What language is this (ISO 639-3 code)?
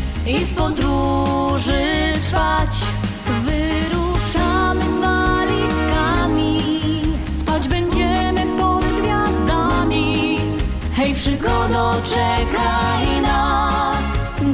pol